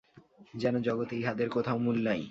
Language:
Bangla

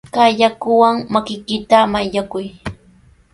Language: Sihuas Ancash Quechua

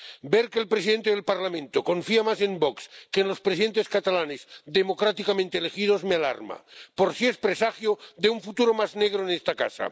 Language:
Spanish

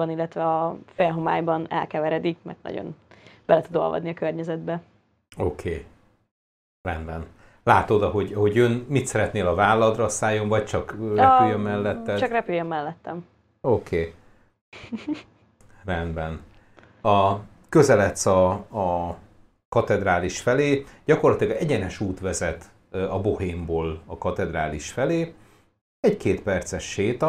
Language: Hungarian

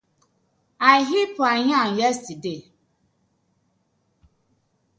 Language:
Nigerian Pidgin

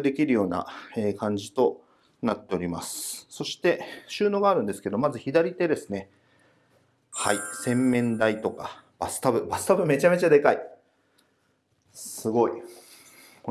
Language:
Japanese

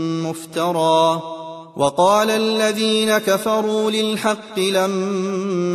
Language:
Arabic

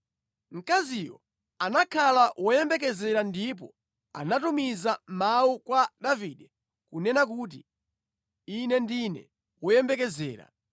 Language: Nyanja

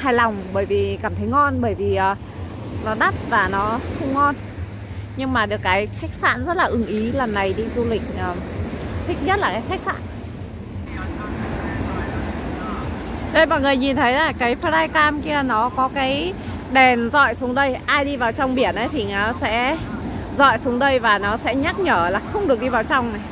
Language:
Vietnamese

